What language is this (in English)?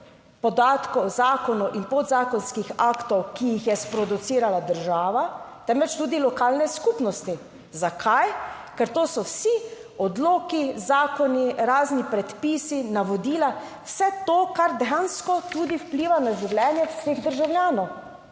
Slovenian